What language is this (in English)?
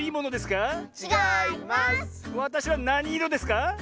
Japanese